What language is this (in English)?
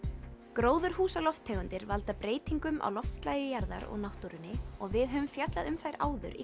Icelandic